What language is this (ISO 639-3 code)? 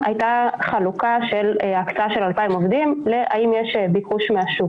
heb